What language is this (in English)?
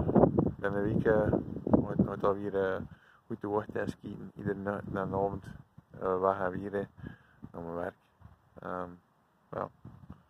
Dutch